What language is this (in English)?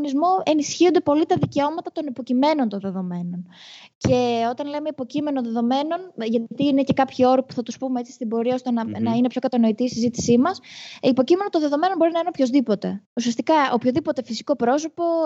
Greek